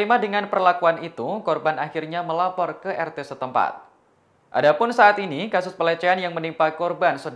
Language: Indonesian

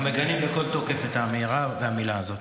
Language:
Hebrew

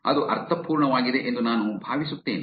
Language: Kannada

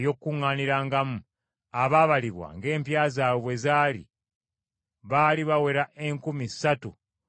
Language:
Ganda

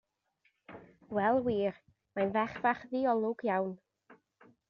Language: Welsh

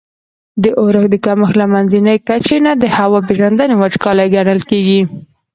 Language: Pashto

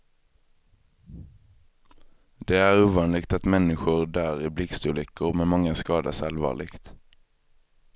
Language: Swedish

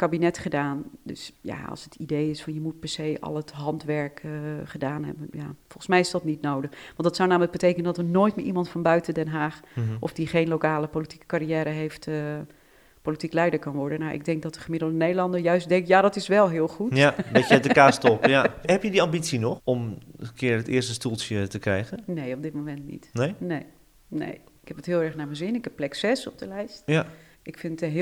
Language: Dutch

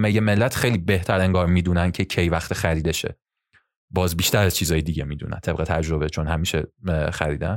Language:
Persian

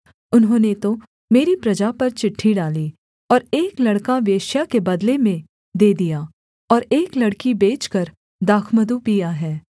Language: Hindi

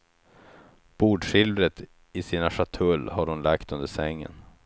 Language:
Swedish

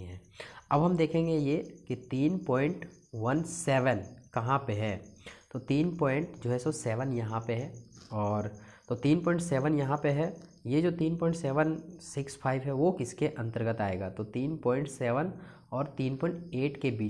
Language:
Hindi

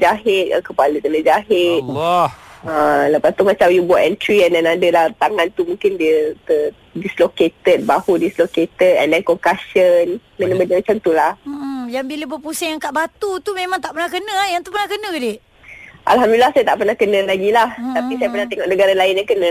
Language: Malay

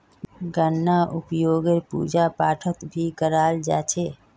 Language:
Magahi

